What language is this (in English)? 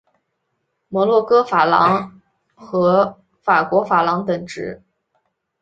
Chinese